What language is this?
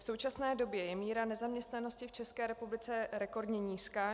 Czech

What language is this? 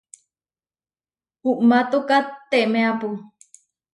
Huarijio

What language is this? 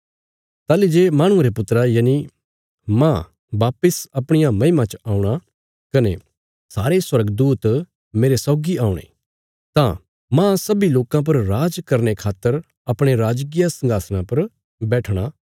Bilaspuri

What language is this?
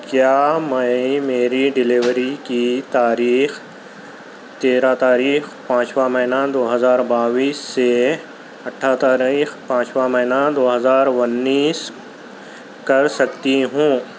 Urdu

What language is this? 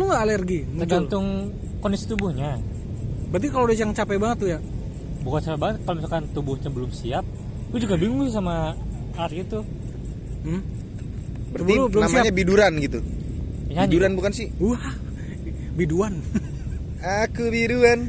Indonesian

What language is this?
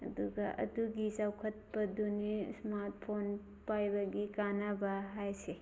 Manipuri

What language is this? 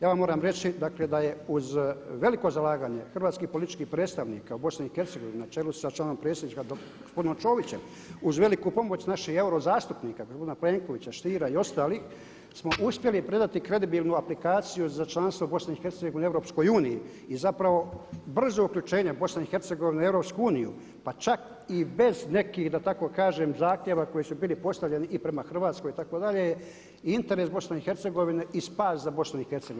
Croatian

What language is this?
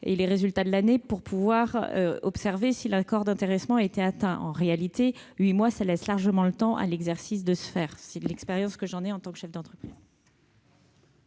French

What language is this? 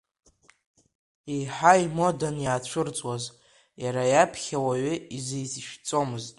Abkhazian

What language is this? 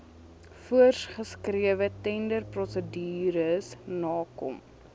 Afrikaans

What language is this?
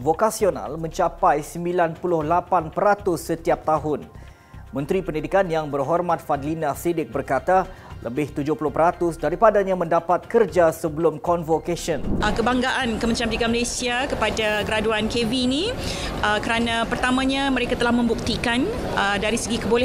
Malay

